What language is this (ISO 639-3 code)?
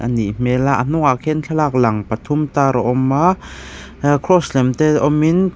lus